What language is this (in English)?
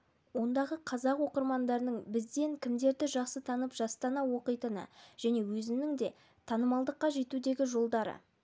Kazakh